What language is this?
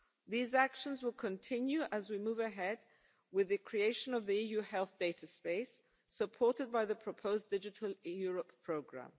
English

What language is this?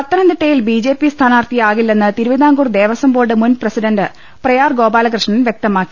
Malayalam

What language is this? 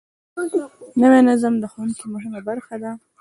Pashto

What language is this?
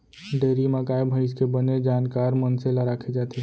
Chhattisgarhi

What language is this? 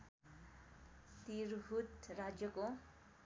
Nepali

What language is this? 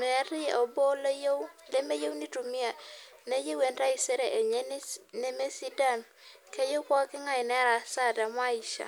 Masai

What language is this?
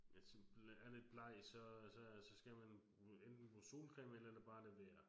Danish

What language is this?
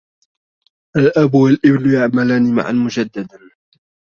Arabic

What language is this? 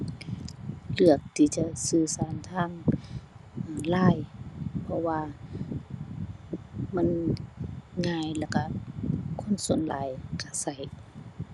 Thai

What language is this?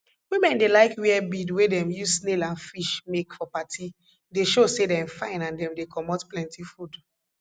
Nigerian Pidgin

